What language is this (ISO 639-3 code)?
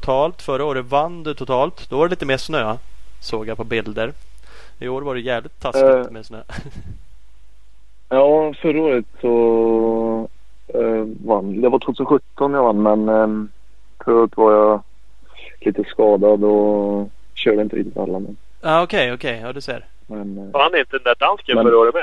swe